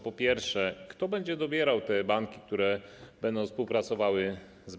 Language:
Polish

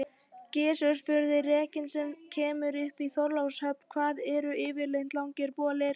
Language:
Icelandic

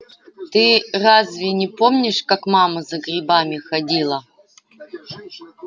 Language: Russian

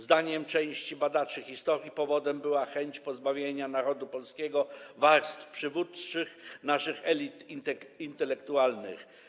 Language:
Polish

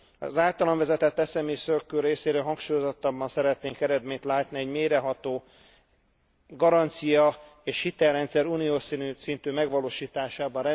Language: Hungarian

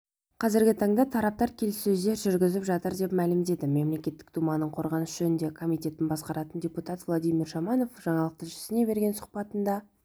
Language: Kazakh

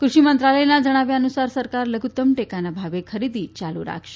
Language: Gujarati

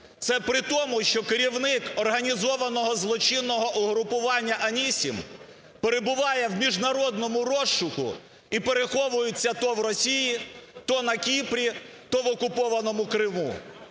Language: Ukrainian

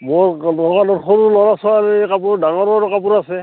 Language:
Assamese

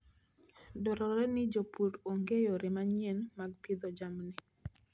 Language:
Luo (Kenya and Tanzania)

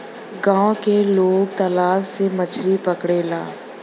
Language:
Bhojpuri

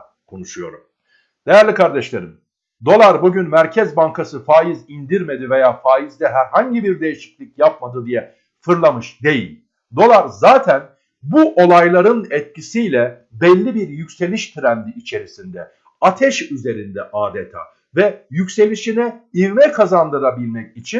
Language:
Turkish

